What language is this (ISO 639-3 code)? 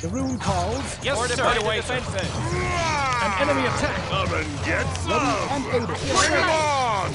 pol